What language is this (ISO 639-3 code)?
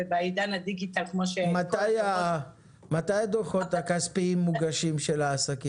heb